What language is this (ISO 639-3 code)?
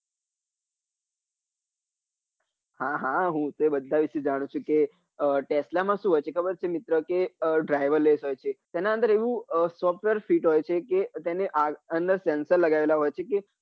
guj